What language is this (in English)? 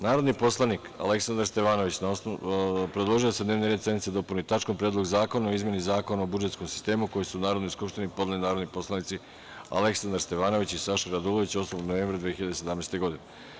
Serbian